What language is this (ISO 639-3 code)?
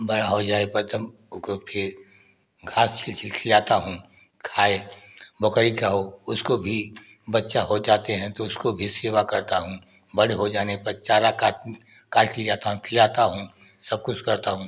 hin